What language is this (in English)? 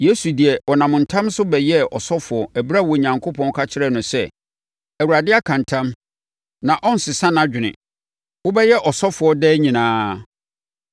Akan